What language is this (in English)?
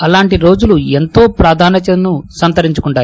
Telugu